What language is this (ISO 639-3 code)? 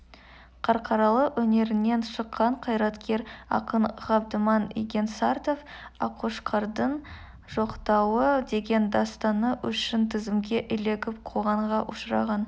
kaz